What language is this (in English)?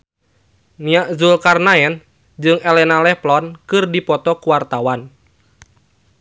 Sundanese